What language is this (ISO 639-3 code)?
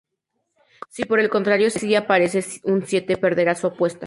spa